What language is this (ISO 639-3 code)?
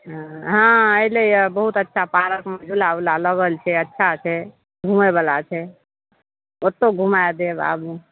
mai